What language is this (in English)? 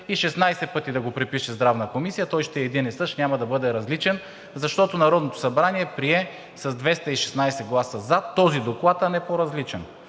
Bulgarian